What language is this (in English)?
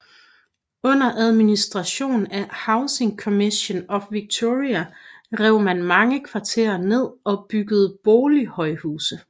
Danish